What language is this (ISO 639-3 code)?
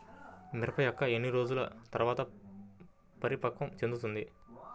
tel